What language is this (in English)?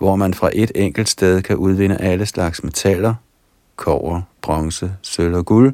Danish